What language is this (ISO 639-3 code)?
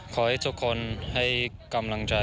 tha